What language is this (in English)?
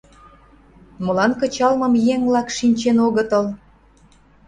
Mari